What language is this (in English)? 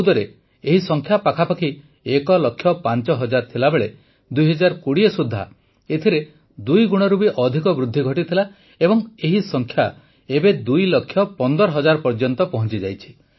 Odia